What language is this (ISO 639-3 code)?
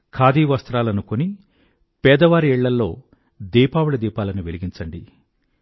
tel